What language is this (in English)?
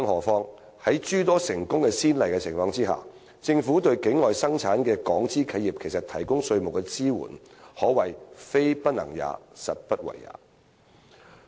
Cantonese